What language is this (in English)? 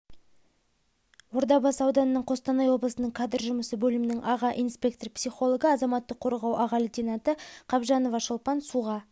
Kazakh